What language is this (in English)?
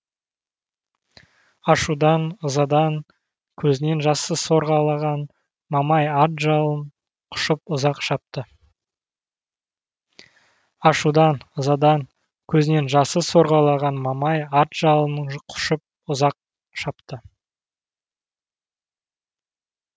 Kazakh